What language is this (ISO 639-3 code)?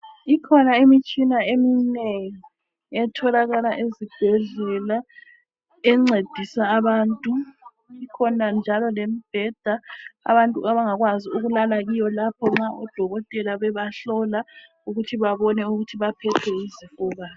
nde